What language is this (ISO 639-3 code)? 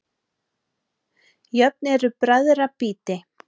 isl